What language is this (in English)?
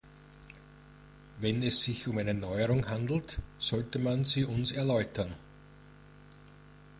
German